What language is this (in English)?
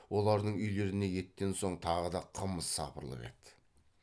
Kazakh